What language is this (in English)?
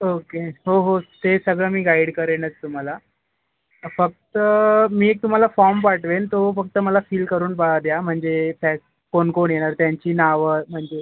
Marathi